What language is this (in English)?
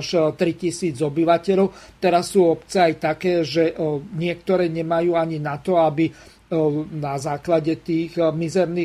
Slovak